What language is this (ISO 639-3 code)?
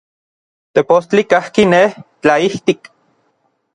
nlv